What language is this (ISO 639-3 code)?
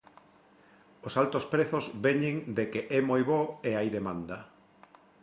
glg